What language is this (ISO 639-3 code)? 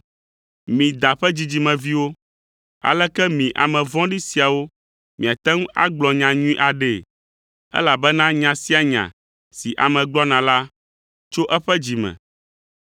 ewe